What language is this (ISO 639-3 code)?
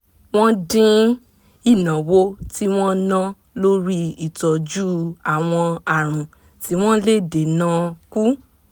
yor